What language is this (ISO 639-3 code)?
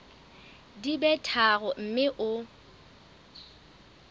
sot